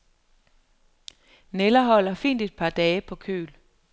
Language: Danish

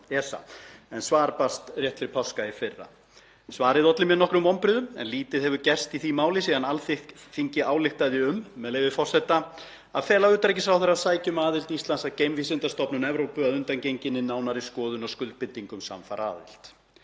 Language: Icelandic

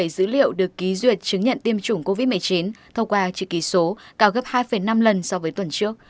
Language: Vietnamese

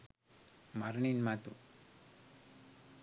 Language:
Sinhala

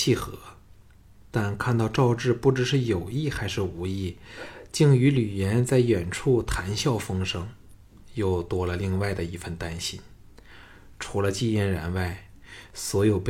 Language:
Chinese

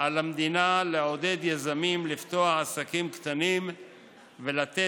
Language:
Hebrew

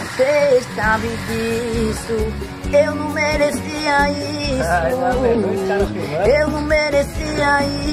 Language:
Portuguese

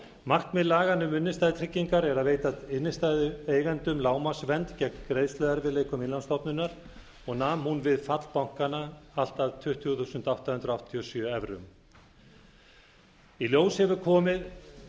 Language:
Icelandic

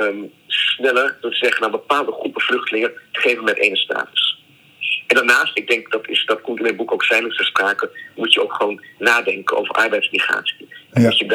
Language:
Dutch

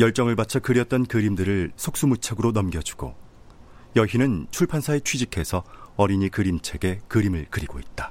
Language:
Korean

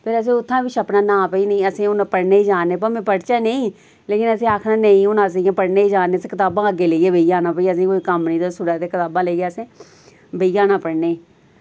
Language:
Dogri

